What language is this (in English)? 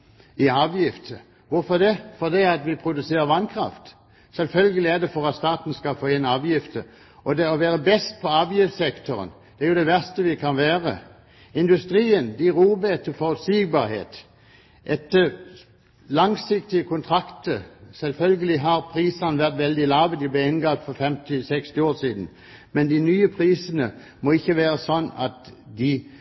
Norwegian Bokmål